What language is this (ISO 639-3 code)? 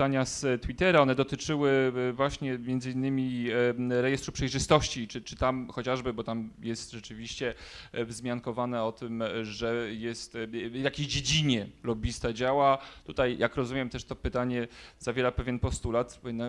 pol